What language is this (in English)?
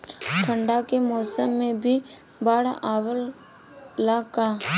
Bhojpuri